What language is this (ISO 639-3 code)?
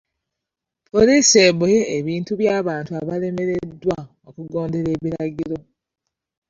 lug